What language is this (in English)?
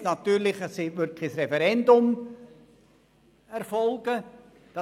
Swiss German